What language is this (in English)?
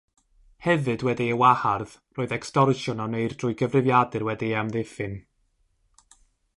Welsh